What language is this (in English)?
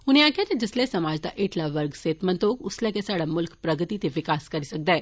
Dogri